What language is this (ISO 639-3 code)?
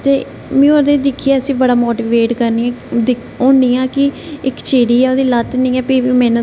doi